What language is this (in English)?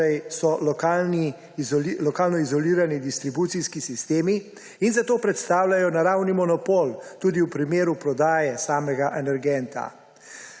Slovenian